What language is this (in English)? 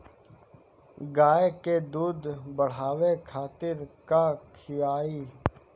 Bhojpuri